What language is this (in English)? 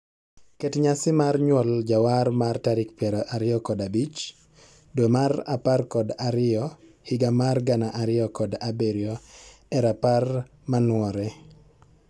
Luo (Kenya and Tanzania)